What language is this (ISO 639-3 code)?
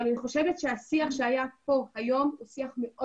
heb